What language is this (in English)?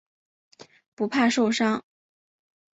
Chinese